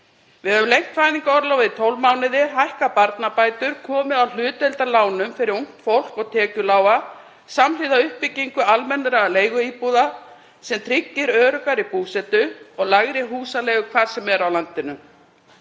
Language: Icelandic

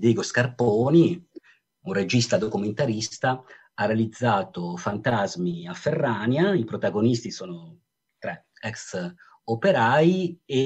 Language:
Italian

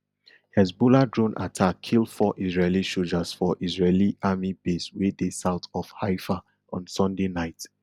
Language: Nigerian Pidgin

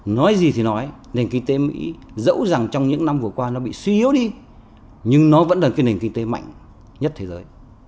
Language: Vietnamese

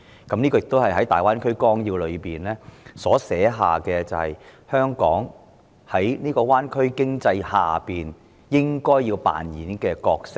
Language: Cantonese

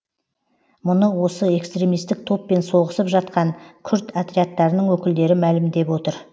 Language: Kazakh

